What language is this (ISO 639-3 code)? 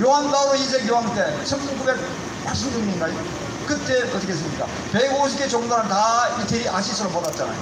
kor